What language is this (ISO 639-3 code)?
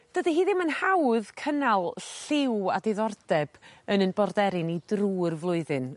cym